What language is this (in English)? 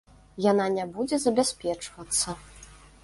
Belarusian